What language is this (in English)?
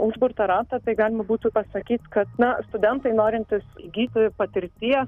Lithuanian